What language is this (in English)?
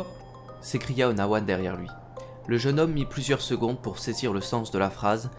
French